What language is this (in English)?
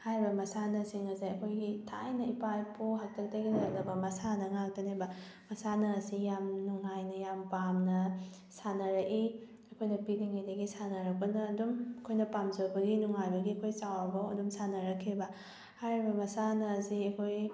Manipuri